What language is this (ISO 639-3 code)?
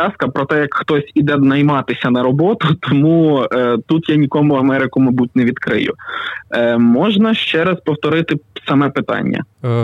ukr